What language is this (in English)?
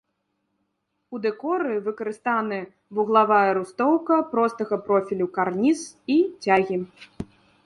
Belarusian